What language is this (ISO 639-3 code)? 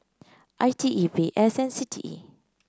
eng